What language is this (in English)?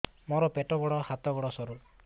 Odia